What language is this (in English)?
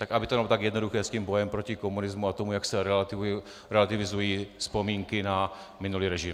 Czech